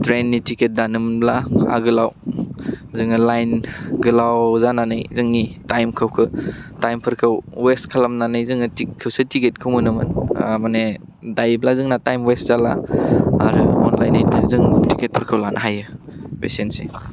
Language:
Bodo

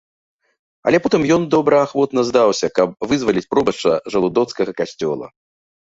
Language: Belarusian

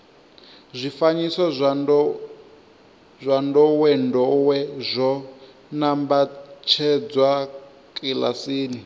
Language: Venda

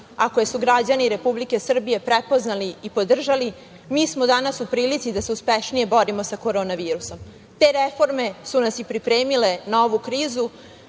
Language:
Serbian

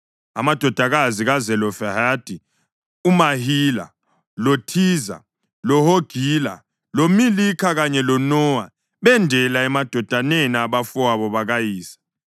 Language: North Ndebele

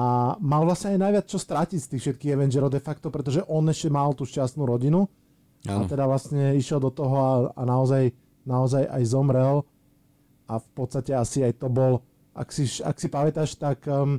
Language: Slovak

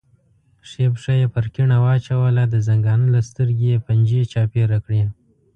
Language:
Pashto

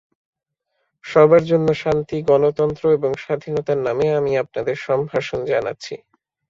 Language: Bangla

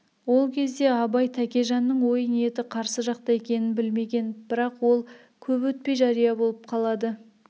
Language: Kazakh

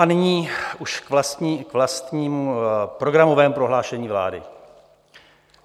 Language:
Czech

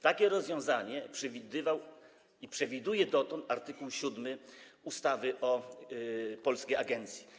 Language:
Polish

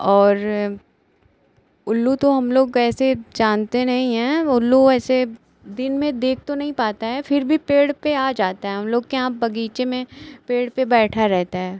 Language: Hindi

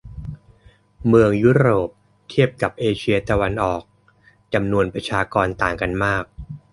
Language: Thai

